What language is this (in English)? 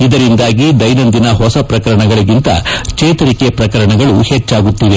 Kannada